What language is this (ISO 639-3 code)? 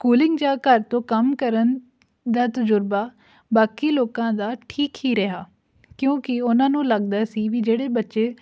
pan